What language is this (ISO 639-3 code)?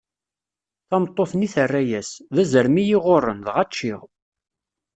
kab